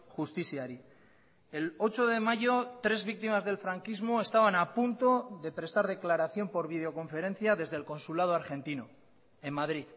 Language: Spanish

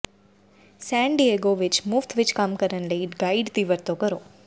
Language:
Punjabi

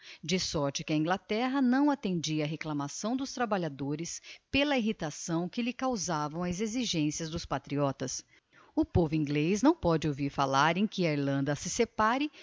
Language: Portuguese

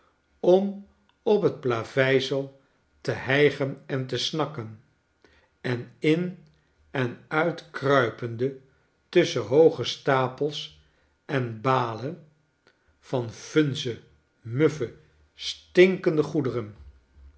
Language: Dutch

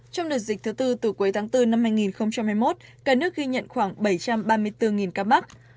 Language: Vietnamese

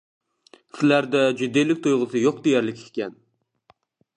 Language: Uyghur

